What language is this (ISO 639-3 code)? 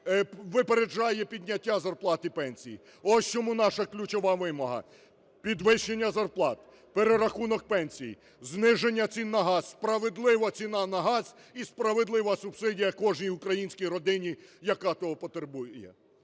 ukr